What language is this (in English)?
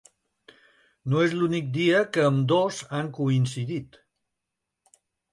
Catalan